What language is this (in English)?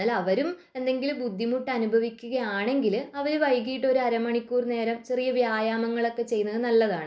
Malayalam